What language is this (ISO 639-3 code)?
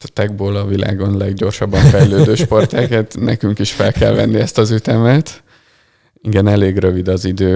hun